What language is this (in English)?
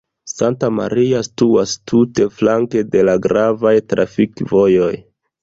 Esperanto